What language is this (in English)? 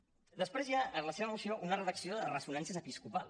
Catalan